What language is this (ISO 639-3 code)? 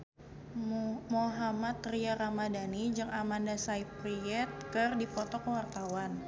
sun